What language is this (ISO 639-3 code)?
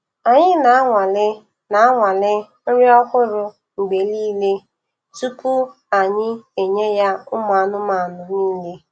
ibo